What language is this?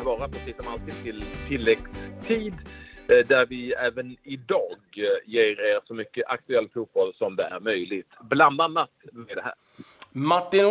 Swedish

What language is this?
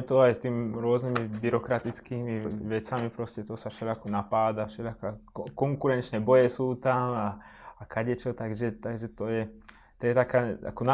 Slovak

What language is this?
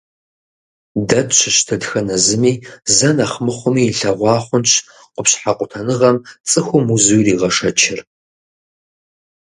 Kabardian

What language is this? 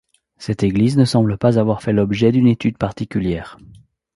French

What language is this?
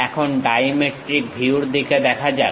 Bangla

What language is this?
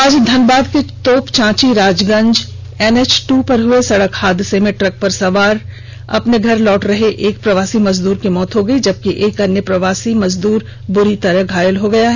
Hindi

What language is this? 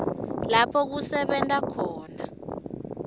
Swati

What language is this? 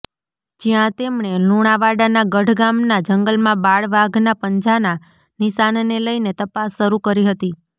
Gujarati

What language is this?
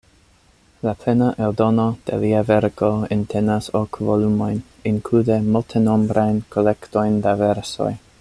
Esperanto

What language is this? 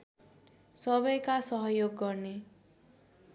Nepali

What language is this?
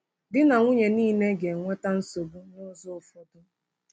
Igbo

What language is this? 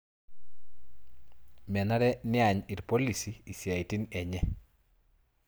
Masai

